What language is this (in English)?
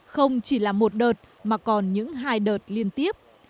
Vietnamese